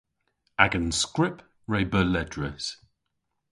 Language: Cornish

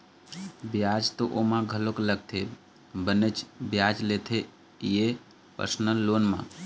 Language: Chhattisgarhi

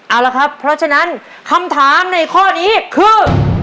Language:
Thai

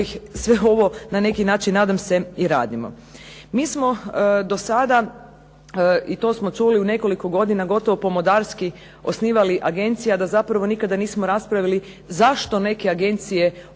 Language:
Croatian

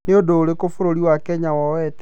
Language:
Kikuyu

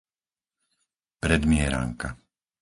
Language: Slovak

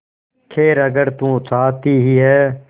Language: Hindi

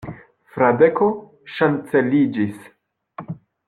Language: Esperanto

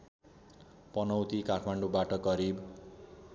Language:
Nepali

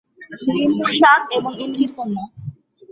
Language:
Bangla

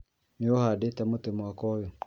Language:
Kikuyu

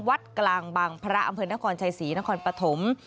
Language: Thai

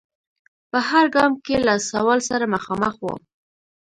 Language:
Pashto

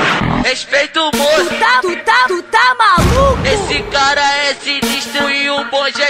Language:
Romanian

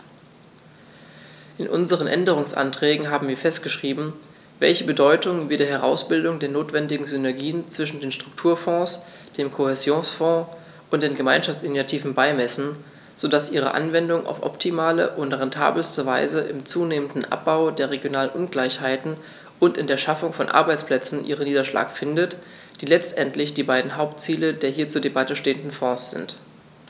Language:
German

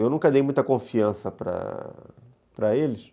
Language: Portuguese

